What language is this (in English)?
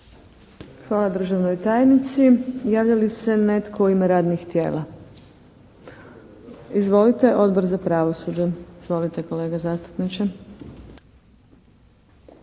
Croatian